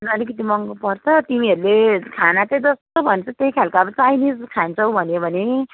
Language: Nepali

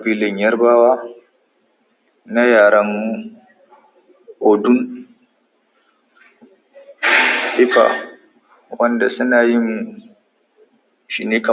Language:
Hausa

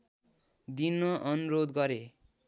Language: Nepali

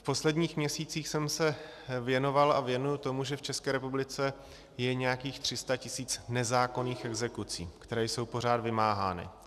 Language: Czech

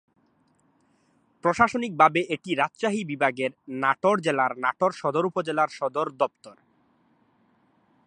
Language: Bangla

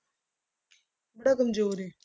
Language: Punjabi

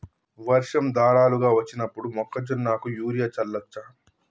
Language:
Telugu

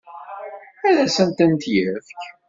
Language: Kabyle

